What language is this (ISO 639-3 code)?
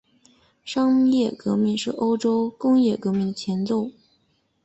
zho